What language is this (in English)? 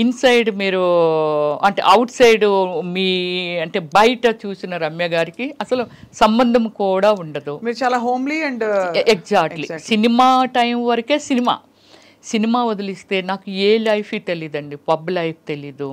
Telugu